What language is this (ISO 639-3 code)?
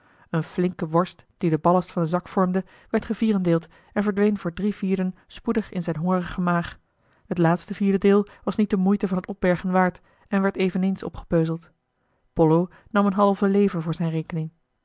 nld